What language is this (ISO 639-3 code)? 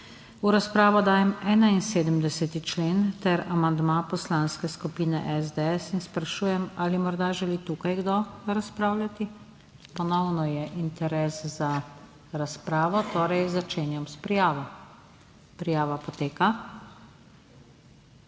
slv